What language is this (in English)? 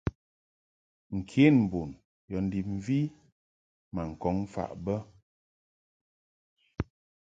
Mungaka